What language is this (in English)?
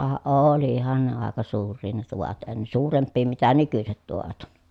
Finnish